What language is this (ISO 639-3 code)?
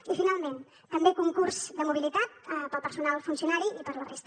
cat